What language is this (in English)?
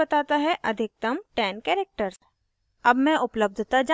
Hindi